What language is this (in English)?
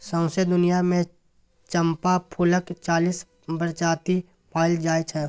Maithili